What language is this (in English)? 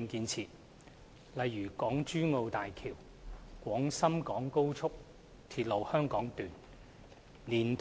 Cantonese